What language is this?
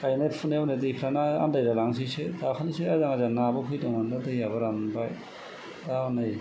Bodo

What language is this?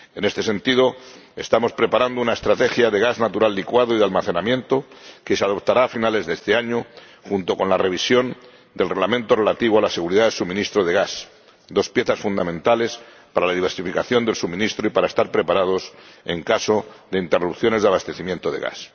Spanish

